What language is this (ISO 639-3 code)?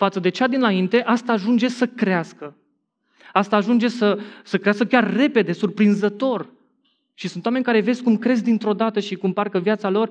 ron